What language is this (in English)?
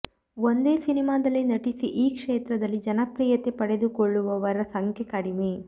Kannada